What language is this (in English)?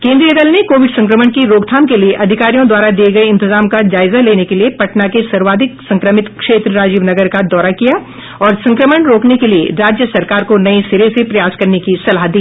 Hindi